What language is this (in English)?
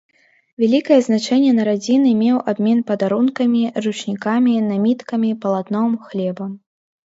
Belarusian